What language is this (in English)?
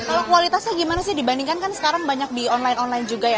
Indonesian